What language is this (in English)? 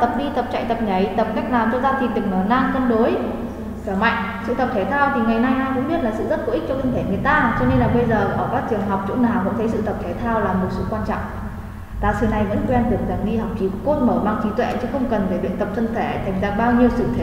Vietnamese